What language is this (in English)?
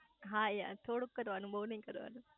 Gujarati